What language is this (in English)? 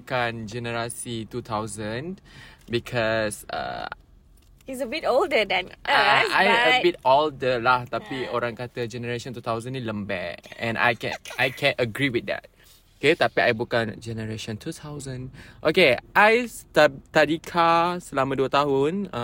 Malay